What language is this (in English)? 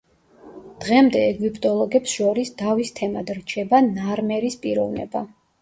Georgian